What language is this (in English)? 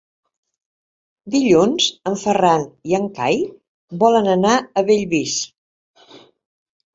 Catalan